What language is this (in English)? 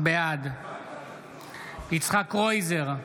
Hebrew